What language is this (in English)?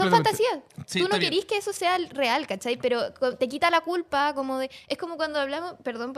Spanish